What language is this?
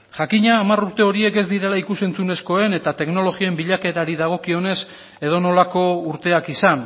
Basque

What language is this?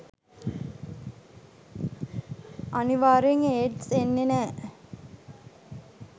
Sinhala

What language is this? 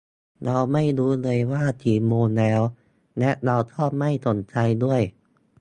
Thai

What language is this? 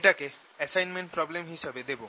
Bangla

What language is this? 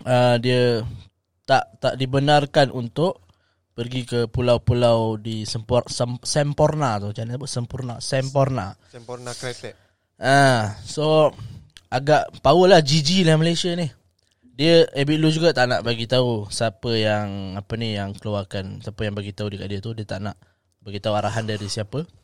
Malay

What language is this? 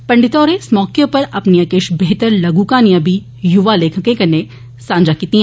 Dogri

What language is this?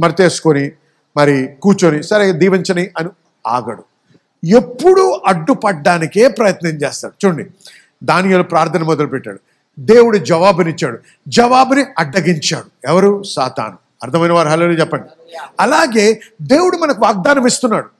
Telugu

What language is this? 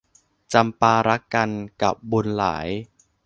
Thai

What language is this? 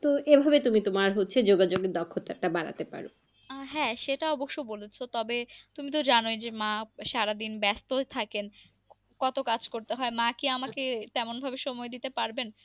Bangla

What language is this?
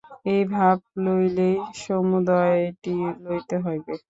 Bangla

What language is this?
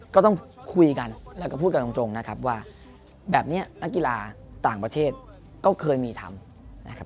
Thai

